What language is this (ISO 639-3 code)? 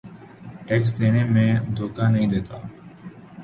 urd